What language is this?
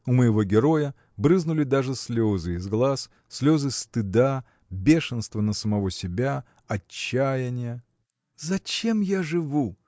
Russian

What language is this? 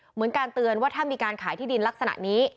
Thai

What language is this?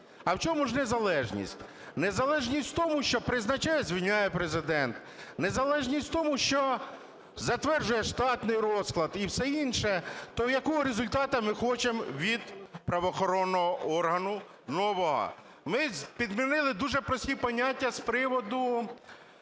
Ukrainian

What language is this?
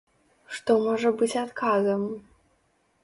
Belarusian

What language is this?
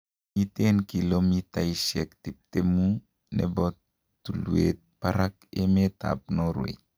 Kalenjin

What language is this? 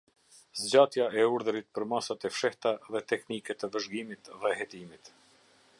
Albanian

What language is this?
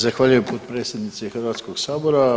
Croatian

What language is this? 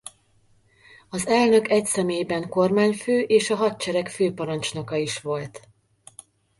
Hungarian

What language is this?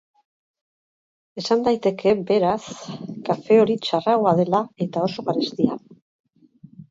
Basque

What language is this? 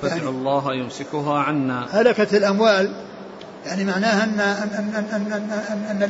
Arabic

